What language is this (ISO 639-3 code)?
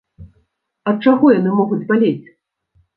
bel